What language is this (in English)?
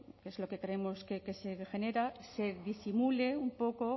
Spanish